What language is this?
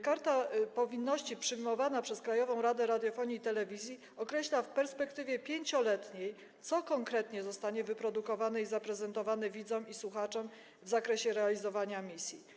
Polish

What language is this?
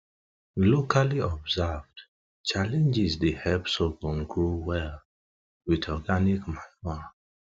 Nigerian Pidgin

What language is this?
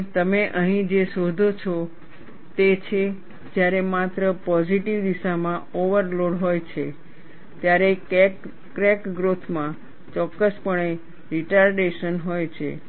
Gujarati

